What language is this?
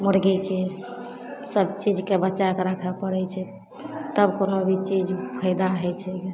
Maithili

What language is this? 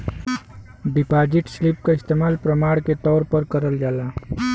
Bhojpuri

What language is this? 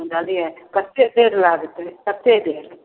Maithili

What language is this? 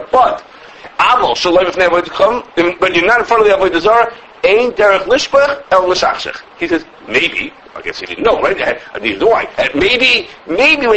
English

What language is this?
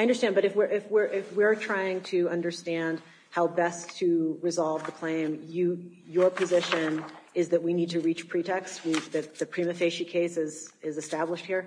English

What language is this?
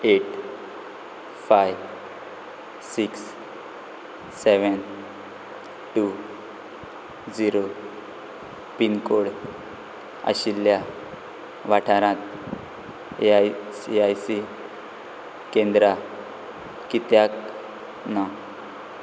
Konkani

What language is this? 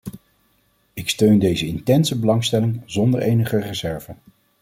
Dutch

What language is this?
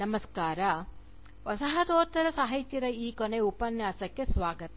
Kannada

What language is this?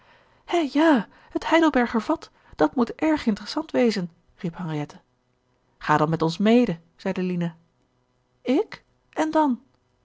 Dutch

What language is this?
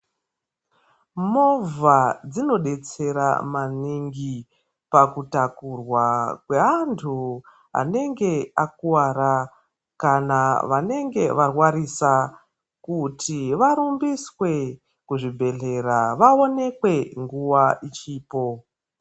Ndau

